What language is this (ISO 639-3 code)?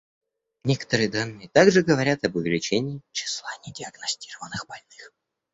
rus